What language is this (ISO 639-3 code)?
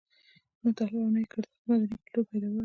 pus